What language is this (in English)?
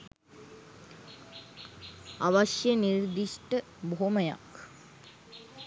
Sinhala